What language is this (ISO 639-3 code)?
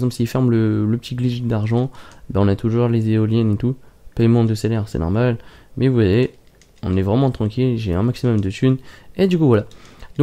fra